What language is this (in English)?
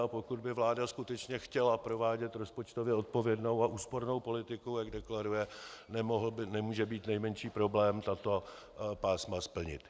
Czech